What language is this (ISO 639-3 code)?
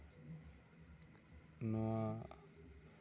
sat